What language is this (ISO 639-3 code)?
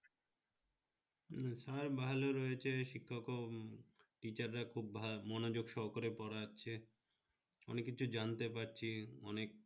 ben